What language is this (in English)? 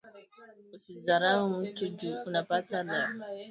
Swahili